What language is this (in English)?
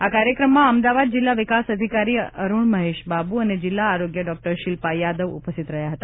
Gujarati